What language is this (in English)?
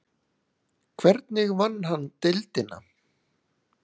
Icelandic